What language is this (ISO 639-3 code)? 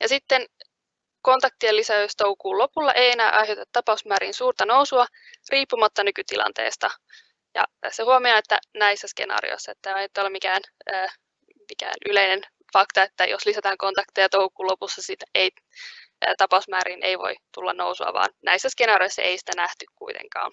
fin